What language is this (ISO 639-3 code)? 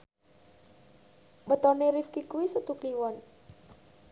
jav